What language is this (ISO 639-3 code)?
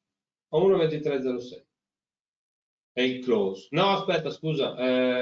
ita